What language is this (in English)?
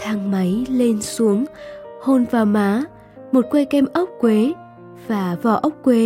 Vietnamese